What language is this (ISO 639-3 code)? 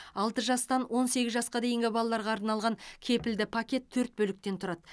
kaz